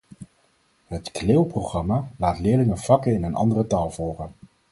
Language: Dutch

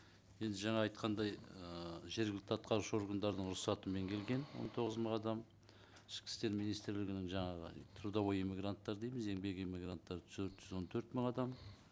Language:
Kazakh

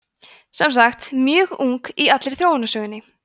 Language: Icelandic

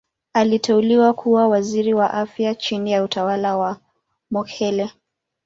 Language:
Swahili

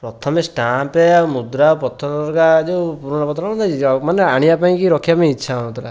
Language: Odia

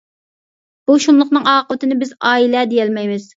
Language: Uyghur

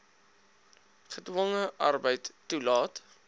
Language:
Afrikaans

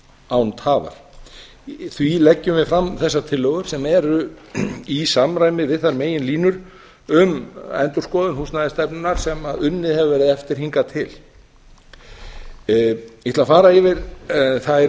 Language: Icelandic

